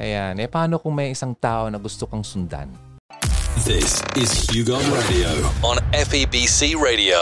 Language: Filipino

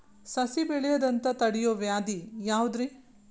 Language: Kannada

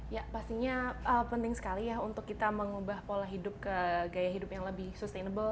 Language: Indonesian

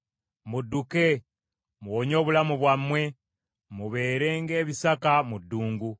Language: Ganda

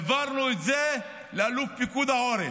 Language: Hebrew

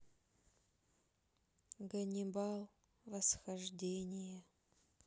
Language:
Russian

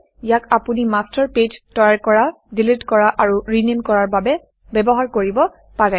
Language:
Assamese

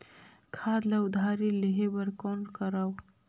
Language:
Chhattisgarhi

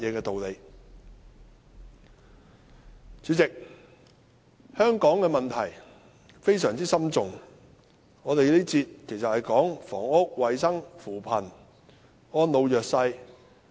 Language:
Cantonese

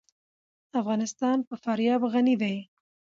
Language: Pashto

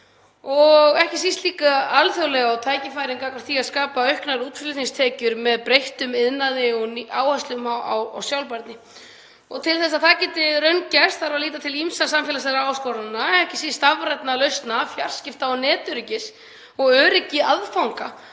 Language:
Icelandic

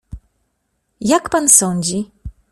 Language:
Polish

